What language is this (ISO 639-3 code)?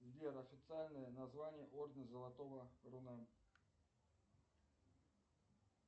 rus